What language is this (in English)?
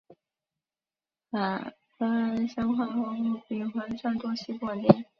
Chinese